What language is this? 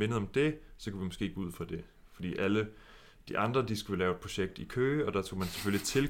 Danish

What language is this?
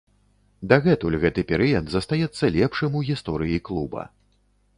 Belarusian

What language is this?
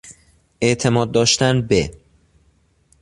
Persian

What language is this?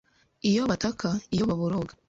Kinyarwanda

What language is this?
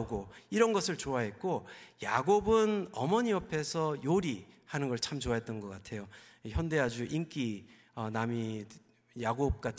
Korean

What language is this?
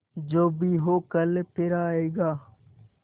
Hindi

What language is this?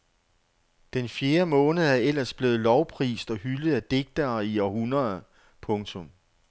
Danish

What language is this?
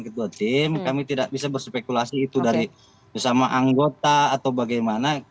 Indonesian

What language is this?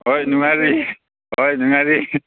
Manipuri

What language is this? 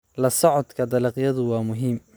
Somali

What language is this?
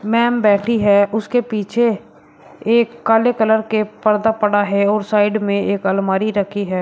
Hindi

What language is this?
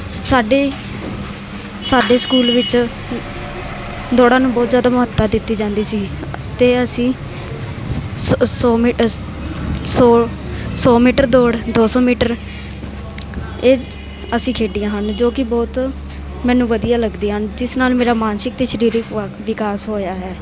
Punjabi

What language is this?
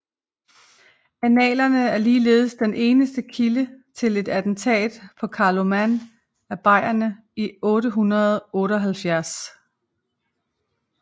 Danish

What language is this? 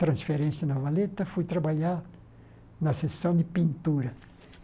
Portuguese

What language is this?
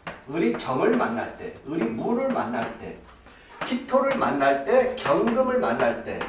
Korean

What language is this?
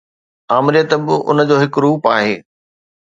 Sindhi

